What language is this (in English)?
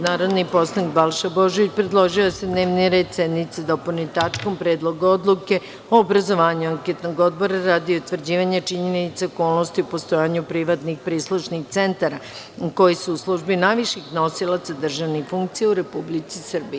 Serbian